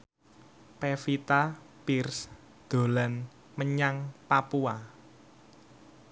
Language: Javanese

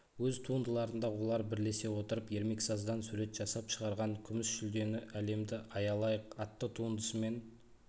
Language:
Kazakh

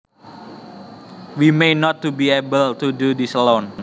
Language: Javanese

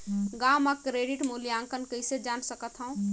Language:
Chhattisgarhi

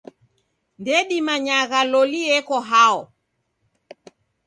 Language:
Taita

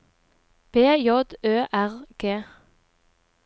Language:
Norwegian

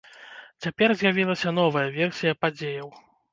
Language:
Belarusian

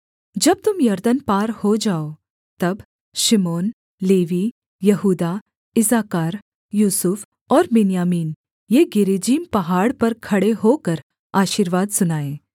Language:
Hindi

